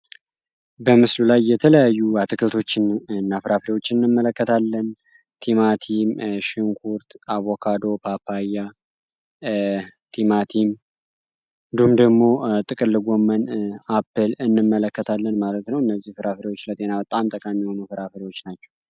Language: Amharic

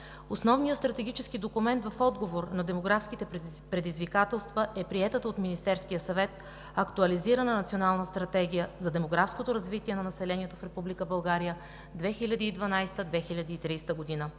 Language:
Bulgarian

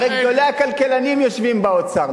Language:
Hebrew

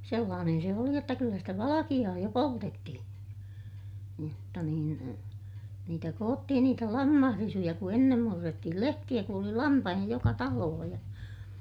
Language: Finnish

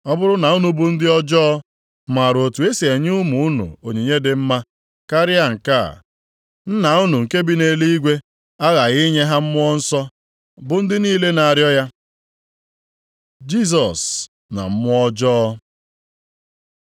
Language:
Igbo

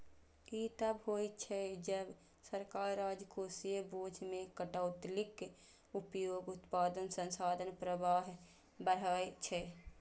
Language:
Maithili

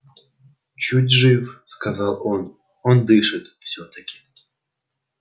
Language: Russian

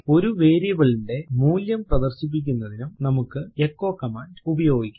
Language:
Malayalam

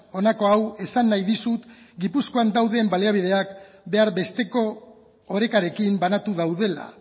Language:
Basque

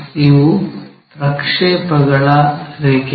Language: Kannada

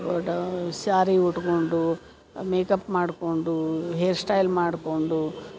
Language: Kannada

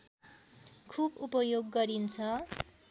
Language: Nepali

